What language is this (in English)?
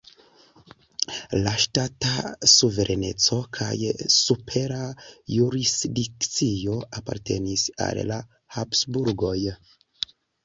Esperanto